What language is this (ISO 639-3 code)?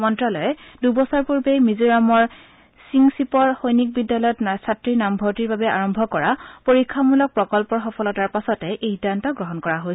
asm